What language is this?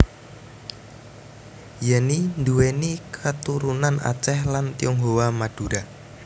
Javanese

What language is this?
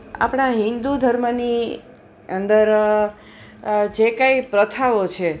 Gujarati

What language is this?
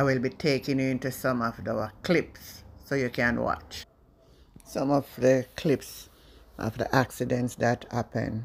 English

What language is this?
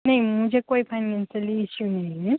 Gujarati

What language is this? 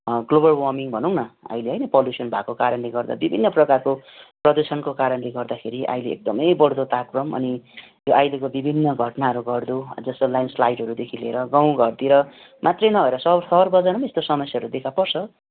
Nepali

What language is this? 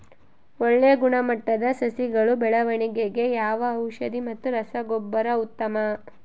Kannada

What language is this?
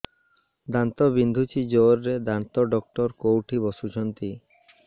Odia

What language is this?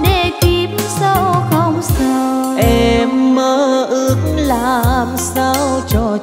Vietnamese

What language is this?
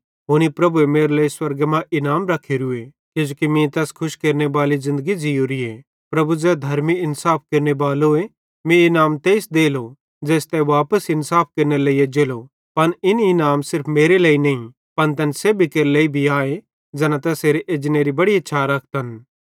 Bhadrawahi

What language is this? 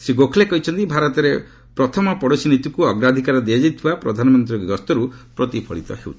Odia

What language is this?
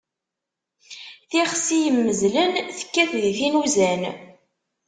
Kabyle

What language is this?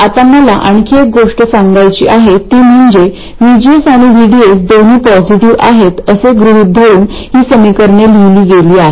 Marathi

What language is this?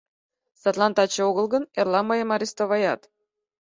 Mari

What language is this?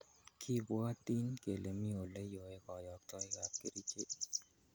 Kalenjin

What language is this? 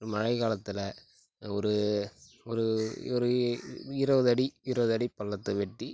Tamil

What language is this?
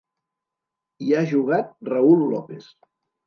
Catalan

